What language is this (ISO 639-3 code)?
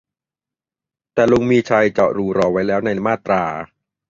tha